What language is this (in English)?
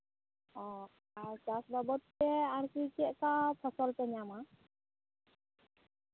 Santali